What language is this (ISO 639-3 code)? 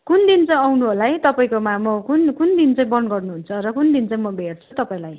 nep